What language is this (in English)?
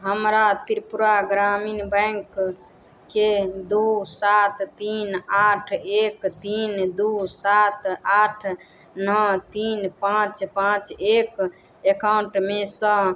Maithili